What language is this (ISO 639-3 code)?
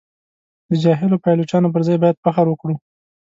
pus